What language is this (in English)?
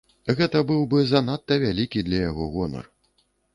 Belarusian